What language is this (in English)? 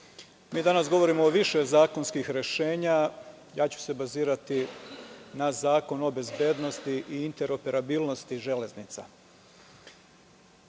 Serbian